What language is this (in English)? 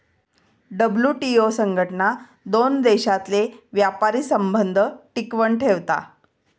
Marathi